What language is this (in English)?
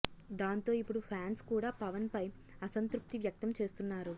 Telugu